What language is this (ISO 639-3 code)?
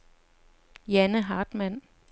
dan